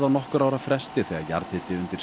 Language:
Icelandic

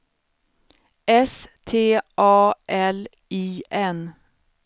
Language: Swedish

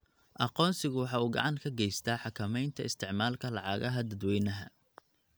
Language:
Somali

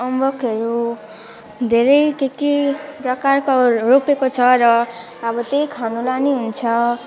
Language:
Nepali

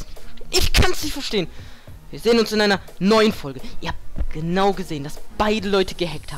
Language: German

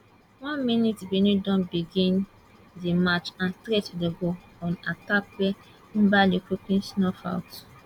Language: Nigerian Pidgin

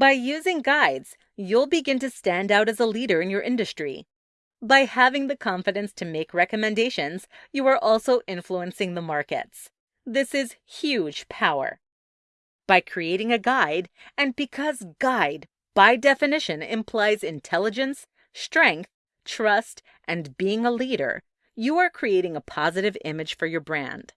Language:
English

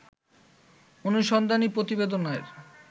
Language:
Bangla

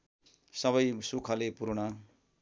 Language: Nepali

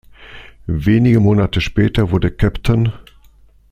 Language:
German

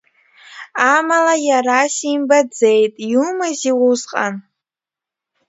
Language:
Abkhazian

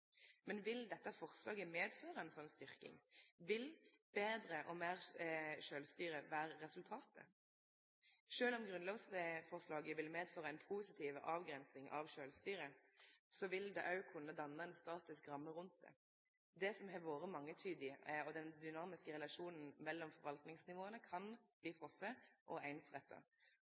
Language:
Norwegian Nynorsk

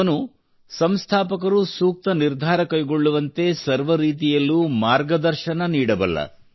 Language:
Kannada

